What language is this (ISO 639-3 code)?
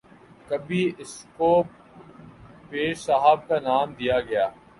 urd